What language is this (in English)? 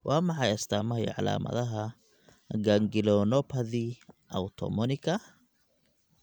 Somali